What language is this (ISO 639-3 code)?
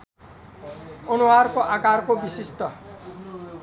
nep